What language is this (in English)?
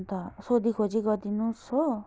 Nepali